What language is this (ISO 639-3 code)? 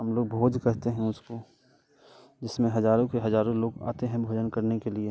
hin